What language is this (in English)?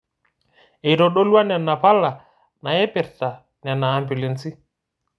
Masai